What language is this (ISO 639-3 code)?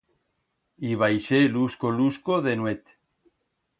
arg